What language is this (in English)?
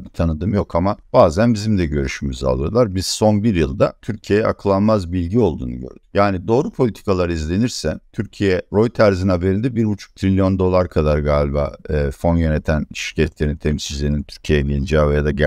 Turkish